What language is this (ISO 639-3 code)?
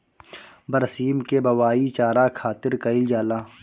bho